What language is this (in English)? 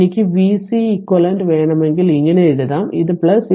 Malayalam